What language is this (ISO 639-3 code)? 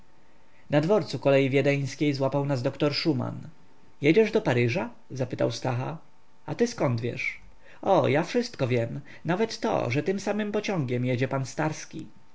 pol